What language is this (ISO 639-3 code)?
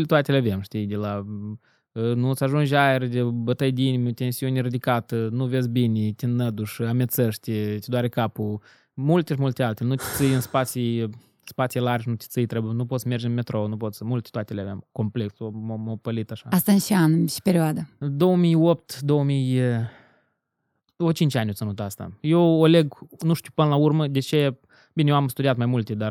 ron